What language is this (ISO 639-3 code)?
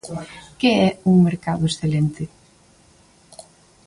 glg